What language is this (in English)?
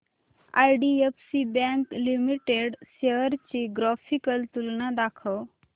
Marathi